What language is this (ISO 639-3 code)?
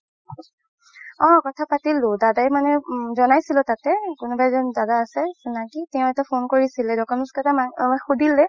asm